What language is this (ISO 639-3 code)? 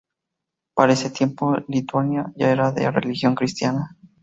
spa